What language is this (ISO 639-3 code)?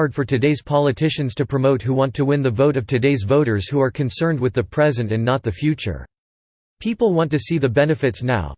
eng